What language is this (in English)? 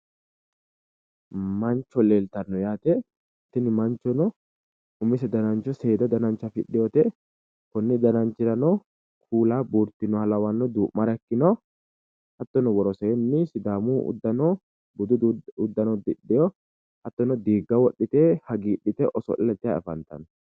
Sidamo